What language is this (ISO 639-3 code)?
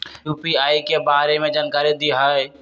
mag